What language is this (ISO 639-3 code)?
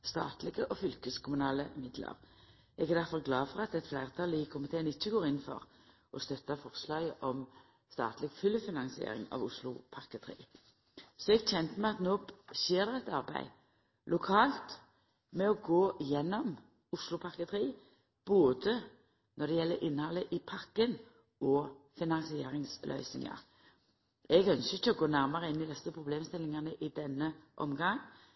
nno